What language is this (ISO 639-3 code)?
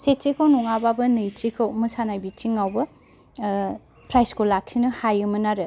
brx